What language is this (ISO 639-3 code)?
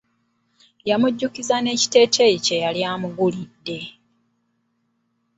lug